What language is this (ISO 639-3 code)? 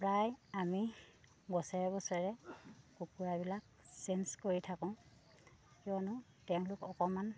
asm